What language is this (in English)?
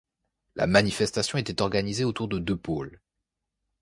French